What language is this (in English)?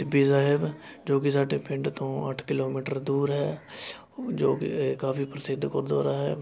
Punjabi